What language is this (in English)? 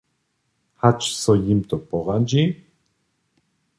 Upper Sorbian